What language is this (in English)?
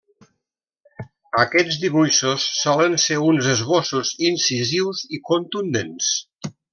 Catalan